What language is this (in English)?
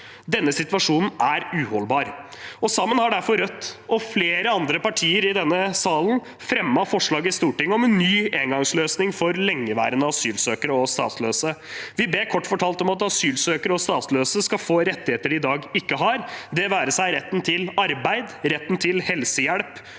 Norwegian